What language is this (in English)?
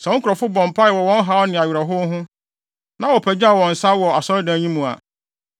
Akan